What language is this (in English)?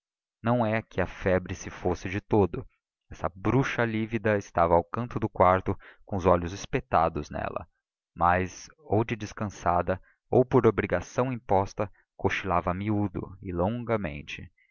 Portuguese